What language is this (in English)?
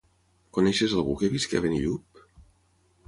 Catalan